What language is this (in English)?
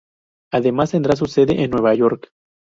Spanish